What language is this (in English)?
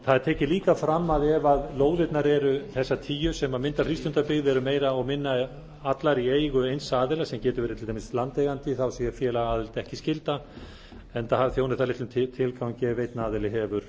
Icelandic